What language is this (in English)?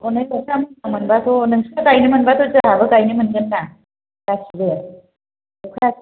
Bodo